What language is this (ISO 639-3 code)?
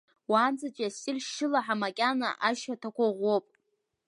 abk